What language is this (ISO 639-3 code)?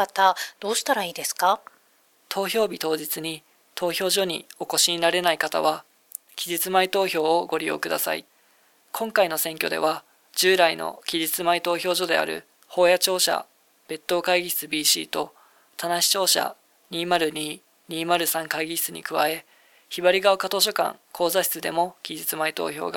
jpn